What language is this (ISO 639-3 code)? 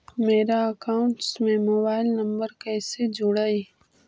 mag